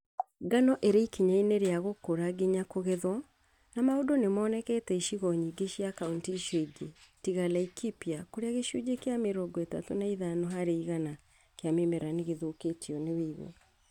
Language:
Kikuyu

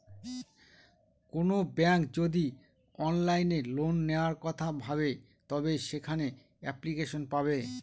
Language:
Bangla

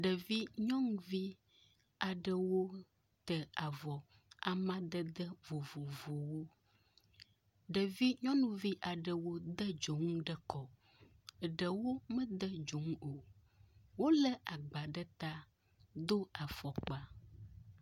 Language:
Ewe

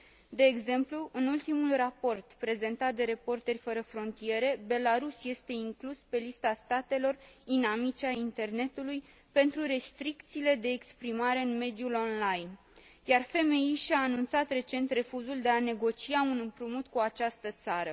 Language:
Romanian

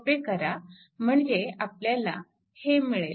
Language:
Marathi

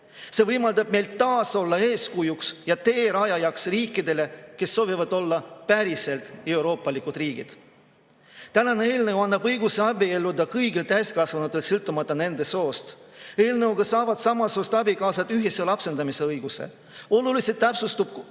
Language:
Estonian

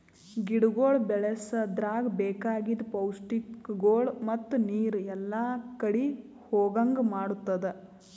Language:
Kannada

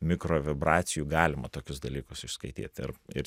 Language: Lithuanian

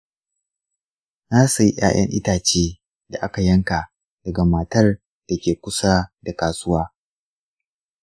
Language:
Hausa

